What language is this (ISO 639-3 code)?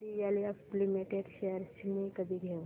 mar